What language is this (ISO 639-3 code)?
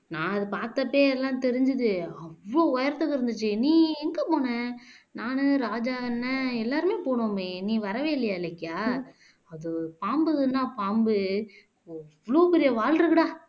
tam